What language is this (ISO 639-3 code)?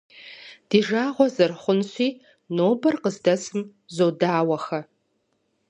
kbd